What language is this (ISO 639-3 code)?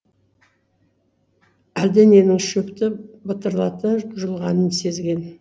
kaz